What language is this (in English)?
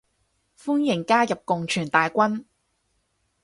Cantonese